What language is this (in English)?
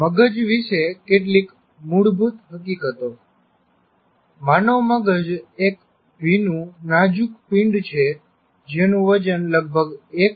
Gujarati